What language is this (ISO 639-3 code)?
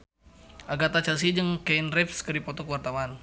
sun